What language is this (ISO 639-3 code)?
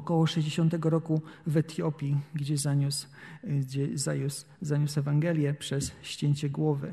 pol